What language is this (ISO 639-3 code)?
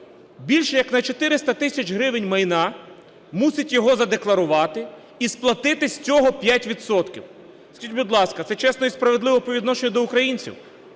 ukr